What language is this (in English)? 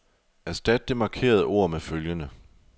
Danish